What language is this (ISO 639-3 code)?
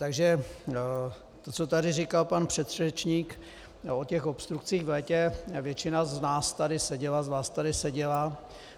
ces